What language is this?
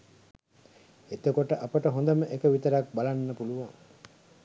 Sinhala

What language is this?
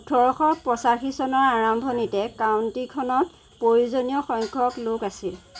Assamese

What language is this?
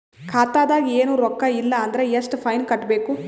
Kannada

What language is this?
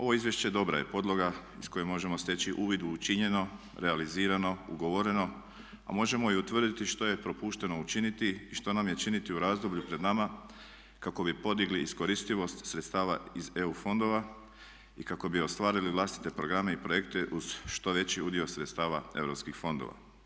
Croatian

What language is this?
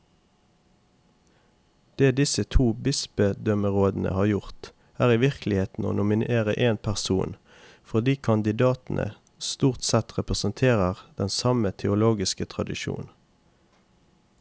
Norwegian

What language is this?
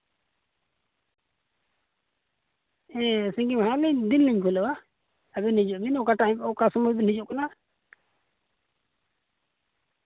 Santali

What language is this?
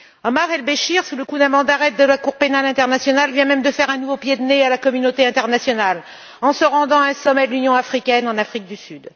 French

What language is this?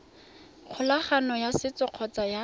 Tswana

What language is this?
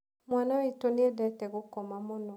Kikuyu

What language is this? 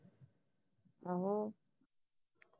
Punjabi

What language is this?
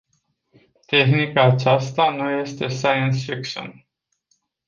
Romanian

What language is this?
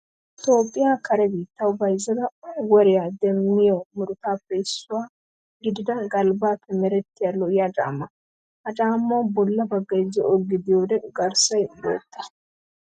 Wolaytta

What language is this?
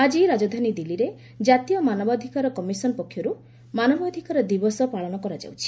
Odia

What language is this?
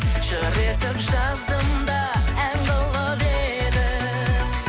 Kazakh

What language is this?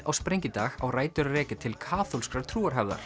Icelandic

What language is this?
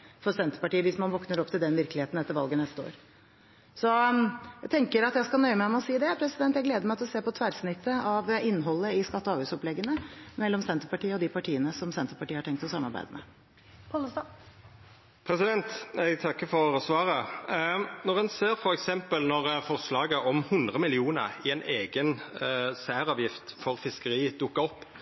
Norwegian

